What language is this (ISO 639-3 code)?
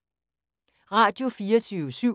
dan